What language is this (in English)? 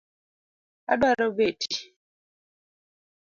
Luo (Kenya and Tanzania)